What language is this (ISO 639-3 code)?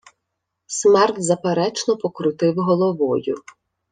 ukr